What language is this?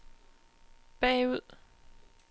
Danish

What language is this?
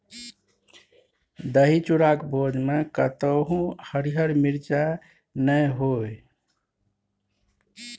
Maithili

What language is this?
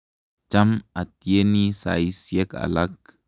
Kalenjin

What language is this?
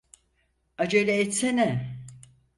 Turkish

